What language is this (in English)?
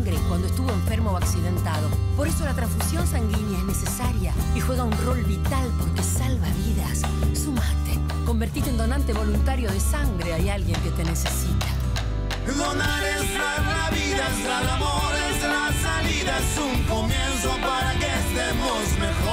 Spanish